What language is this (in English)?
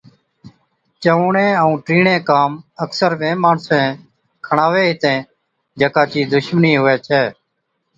Od